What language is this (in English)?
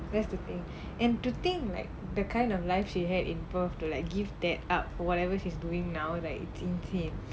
English